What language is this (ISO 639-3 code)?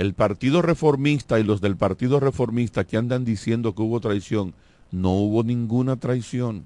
spa